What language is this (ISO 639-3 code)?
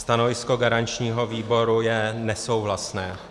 ces